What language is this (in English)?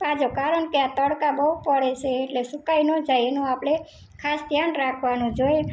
Gujarati